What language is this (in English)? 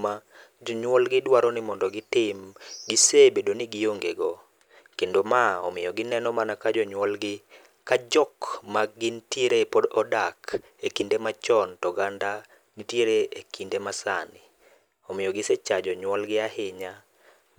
Luo (Kenya and Tanzania)